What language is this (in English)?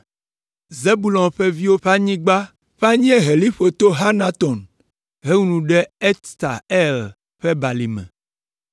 Ewe